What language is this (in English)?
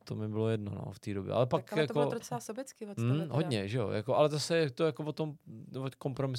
Czech